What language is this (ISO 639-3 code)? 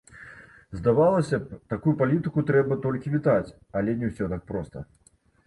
bel